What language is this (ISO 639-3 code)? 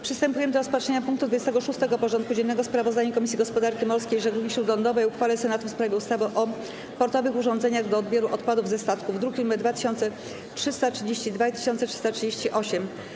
pol